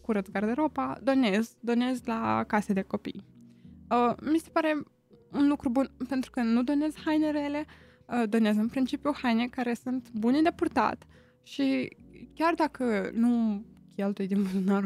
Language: Romanian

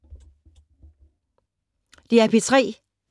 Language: Danish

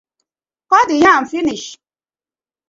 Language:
Nigerian Pidgin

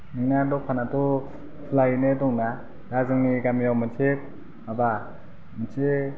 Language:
Bodo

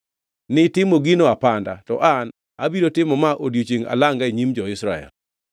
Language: Luo (Kenya and Tanzania)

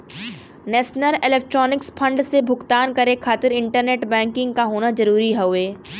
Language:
Bhojpuri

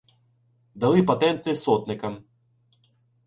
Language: Ukrainian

